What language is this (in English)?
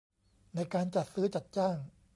Thai